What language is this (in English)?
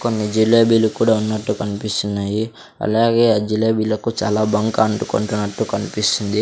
Telugu